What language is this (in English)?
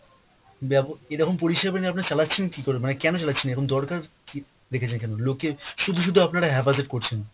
Bangla